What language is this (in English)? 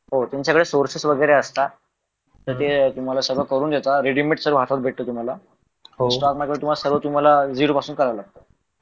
Marathi